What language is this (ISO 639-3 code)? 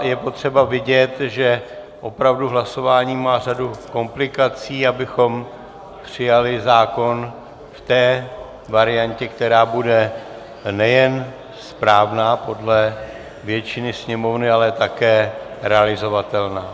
ces